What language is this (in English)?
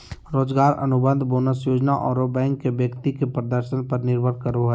Magahi